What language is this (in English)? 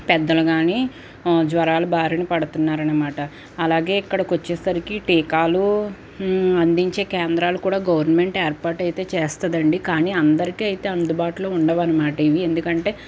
Telugu